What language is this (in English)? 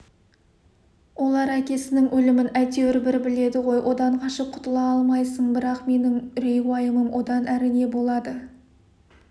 Kazakh